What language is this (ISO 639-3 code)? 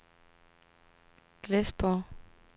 dan